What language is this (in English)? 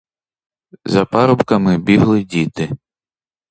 Ukrainian